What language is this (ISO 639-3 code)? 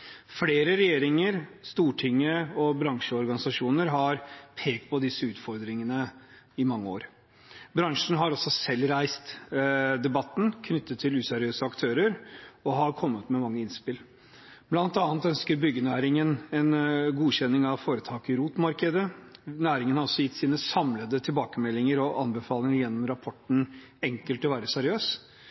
nob